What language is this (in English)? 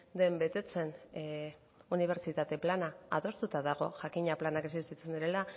Basque